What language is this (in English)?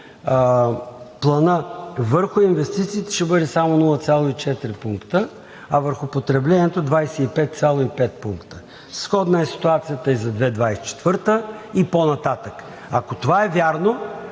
Bulgarian